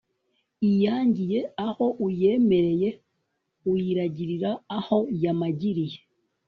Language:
Kinyarwanda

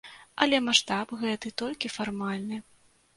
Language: Belarusian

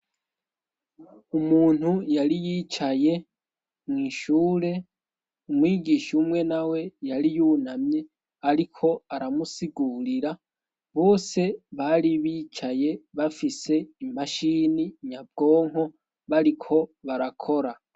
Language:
Rundi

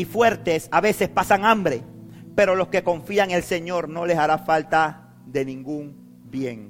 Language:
Spanish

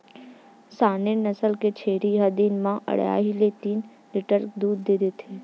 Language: Chhattisgarhi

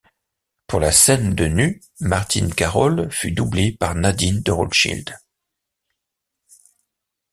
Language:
French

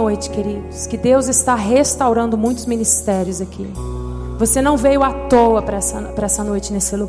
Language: Portuguese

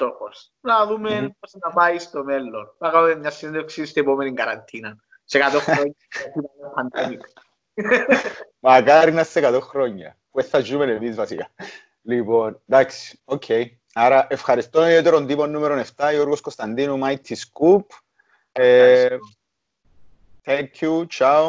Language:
Greek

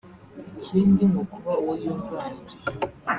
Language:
Kinyarwanda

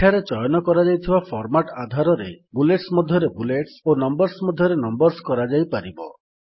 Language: Odia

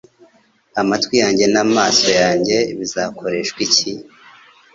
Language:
Kinyarwanda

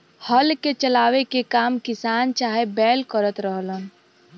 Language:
Bhojpuri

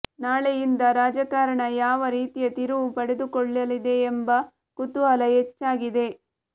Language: Kannada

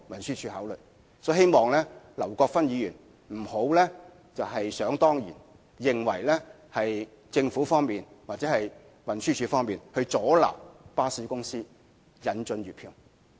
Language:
Cantonese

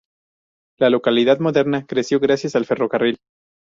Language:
Spanish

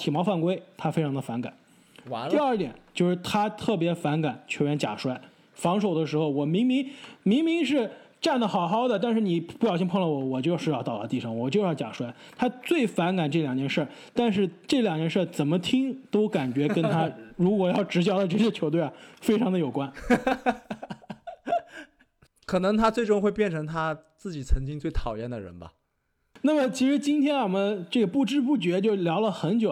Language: Chinese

